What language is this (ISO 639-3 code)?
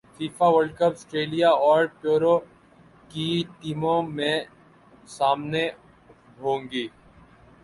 urd